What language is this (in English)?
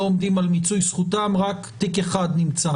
Hebrew